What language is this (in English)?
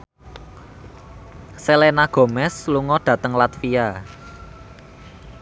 Javanese